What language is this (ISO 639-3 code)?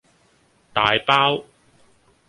yue